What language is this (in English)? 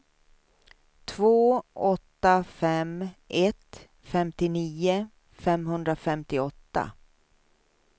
Swedish